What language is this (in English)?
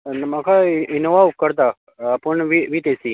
Konkani